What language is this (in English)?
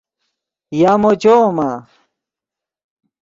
Yidgha